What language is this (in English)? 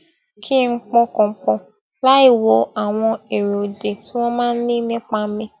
Yoruba